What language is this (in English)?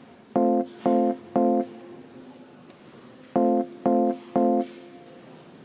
Estonian